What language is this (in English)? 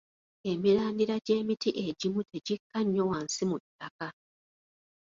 Ganda